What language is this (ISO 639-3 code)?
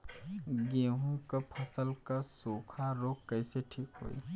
bho